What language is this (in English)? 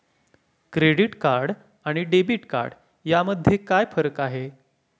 Marathi